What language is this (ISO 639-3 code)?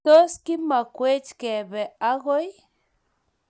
kln